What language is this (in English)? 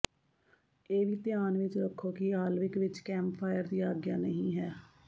Punjabi